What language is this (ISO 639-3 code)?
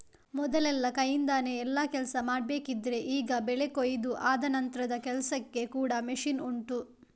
kan